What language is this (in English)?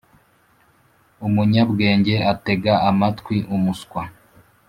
Kinyarwanda